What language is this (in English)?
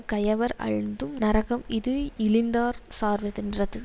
Tamil